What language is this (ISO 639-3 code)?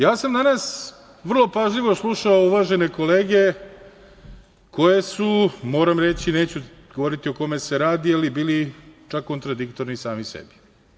srp